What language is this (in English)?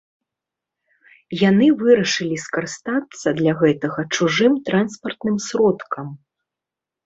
Belarusian